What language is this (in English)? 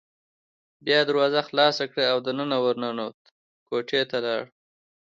Pashto